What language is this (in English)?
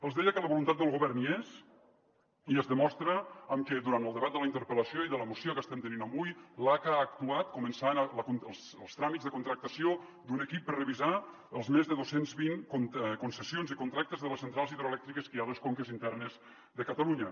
Catalan